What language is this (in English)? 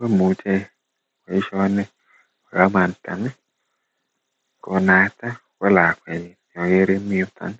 Kalenjin